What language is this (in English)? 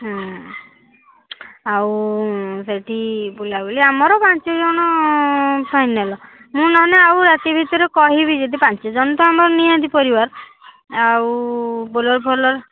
Odia